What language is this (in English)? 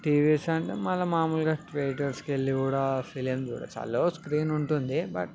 Telugu